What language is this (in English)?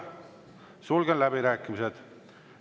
Estonian